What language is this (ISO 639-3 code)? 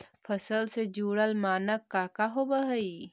mag